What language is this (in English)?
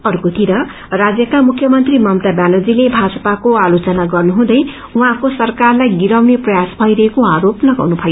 Nepali